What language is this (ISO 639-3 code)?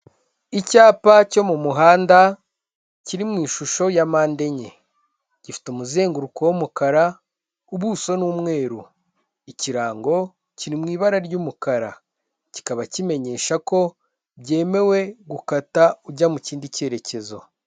kin